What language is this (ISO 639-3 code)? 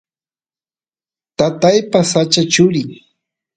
qus